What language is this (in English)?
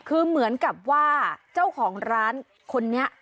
Thai